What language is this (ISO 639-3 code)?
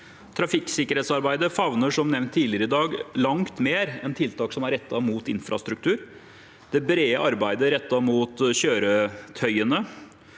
nor